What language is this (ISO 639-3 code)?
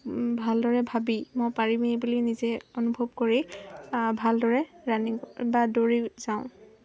asm